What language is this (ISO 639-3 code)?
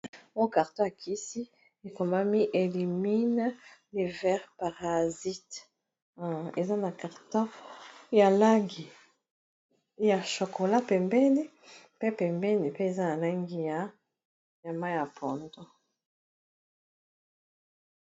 lin